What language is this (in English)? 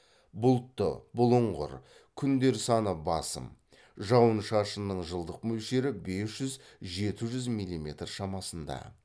Kazakh